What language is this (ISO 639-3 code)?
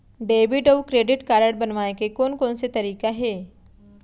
hne